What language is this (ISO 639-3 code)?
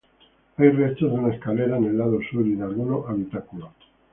spa